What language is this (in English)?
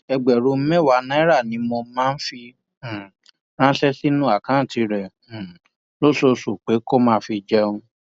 Yoruba